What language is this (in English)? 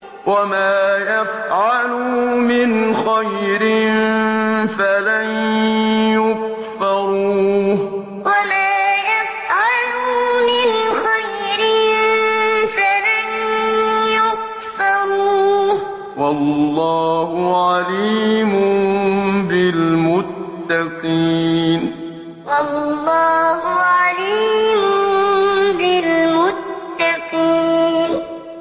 Arabic